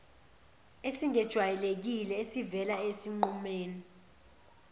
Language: Zulu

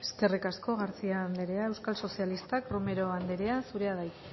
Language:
Basque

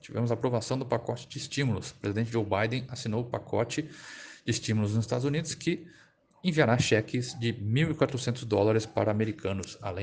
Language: Portuguese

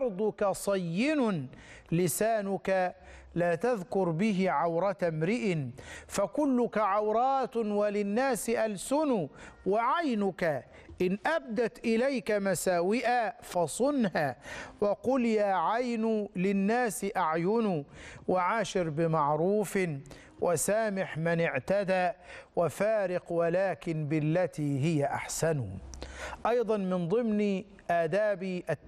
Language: Arabic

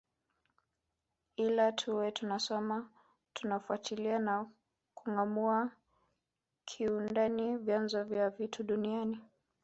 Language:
Swahili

